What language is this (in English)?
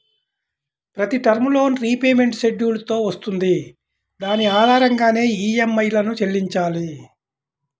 Telugu